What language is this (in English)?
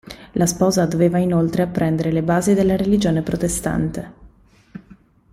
Italian